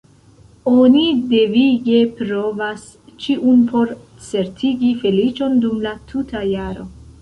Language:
Esperanto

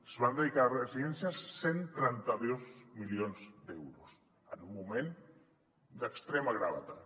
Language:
Catalan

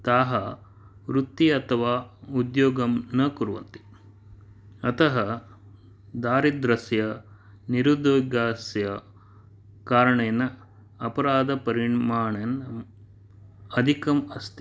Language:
Sanskrit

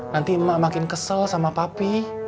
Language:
Indonesian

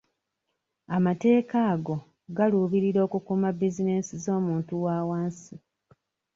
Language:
Ganda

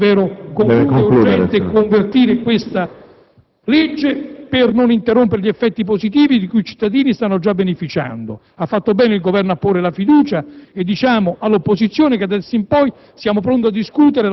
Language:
Italian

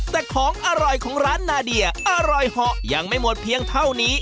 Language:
Thai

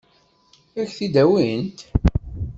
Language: Kabyle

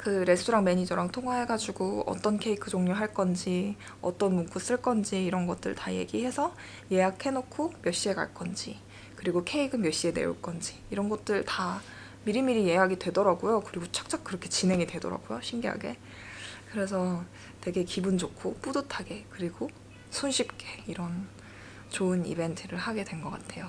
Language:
Korean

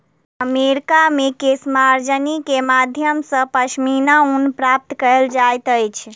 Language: Maithili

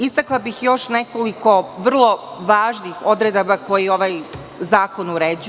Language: Serbian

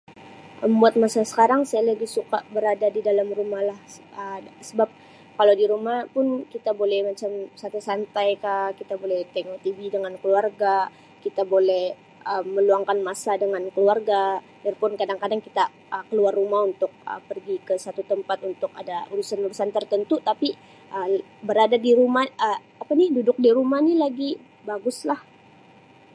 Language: Sabah Malay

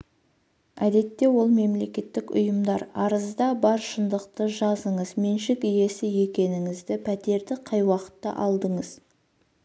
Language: Kazakh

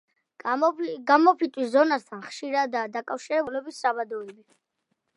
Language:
Georgian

